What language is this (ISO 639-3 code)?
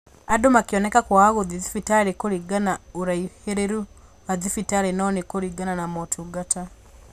kik